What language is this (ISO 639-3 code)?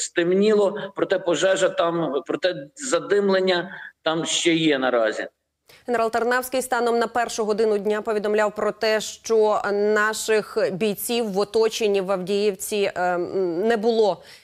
ukr